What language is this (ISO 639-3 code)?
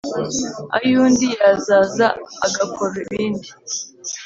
kin